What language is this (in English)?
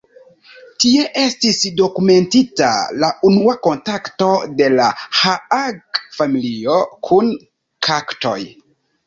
Esperanto